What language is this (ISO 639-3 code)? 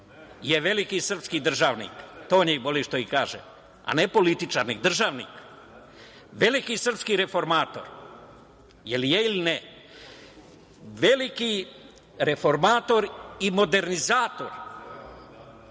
srp